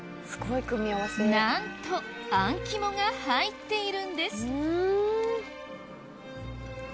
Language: Japanese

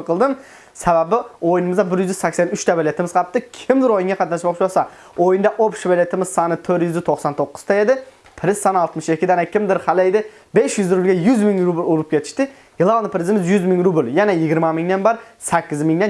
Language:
Turkish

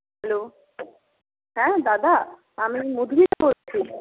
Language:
Bangla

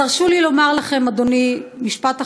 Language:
Hebrew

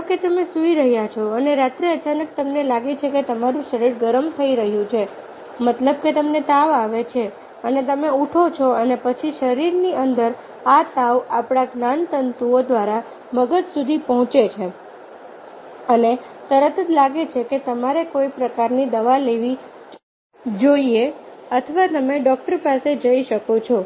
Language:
Gujarati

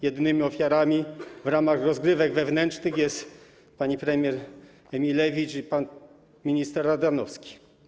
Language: Polish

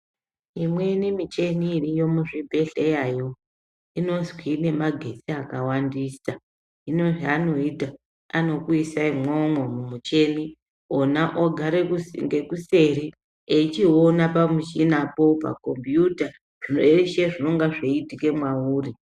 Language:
Ndau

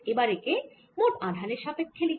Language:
Bangla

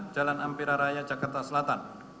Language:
Indonesian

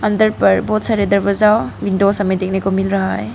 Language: Hindi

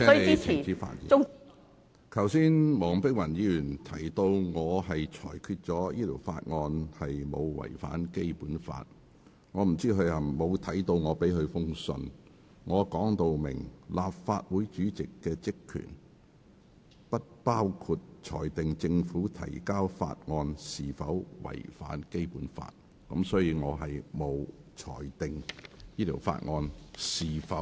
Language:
Cantonese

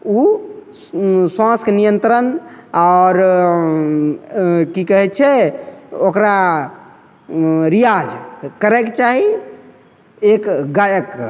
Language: Maithili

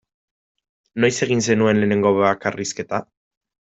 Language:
Basque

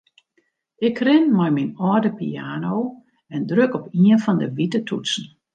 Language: Western Frisian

